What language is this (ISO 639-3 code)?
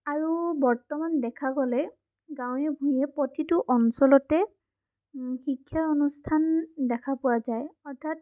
asm